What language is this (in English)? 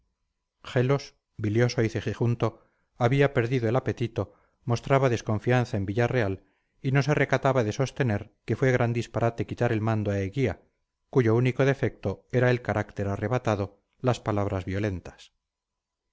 Spanish